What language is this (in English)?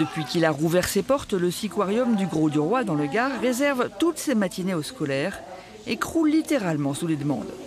French